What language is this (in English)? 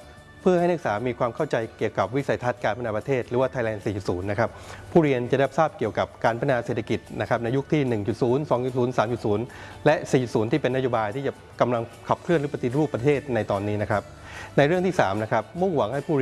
Thai